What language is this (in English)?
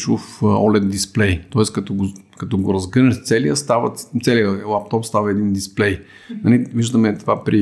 Bulgarian